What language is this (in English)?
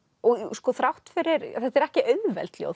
Icelandic